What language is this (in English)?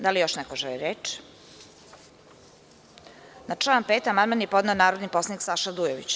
Serbian